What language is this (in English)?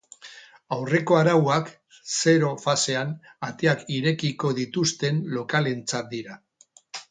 Basque